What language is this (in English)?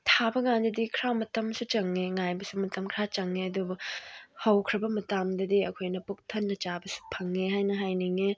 Manipuri